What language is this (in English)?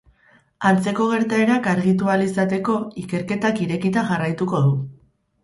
Basque